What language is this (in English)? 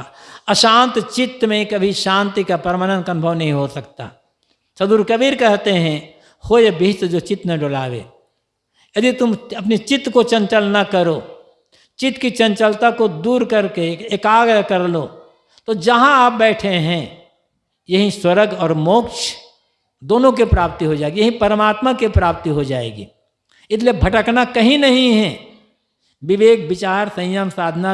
Hindi